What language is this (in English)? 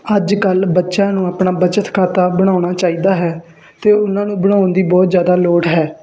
Punjabi